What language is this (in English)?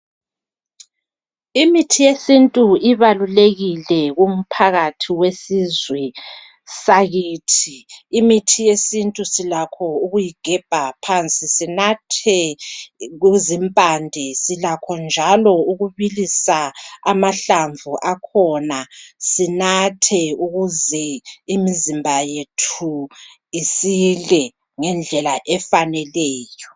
North Ndebele